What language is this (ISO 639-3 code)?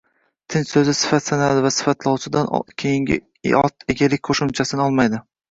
uzb